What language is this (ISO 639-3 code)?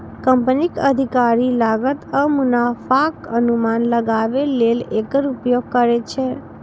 mai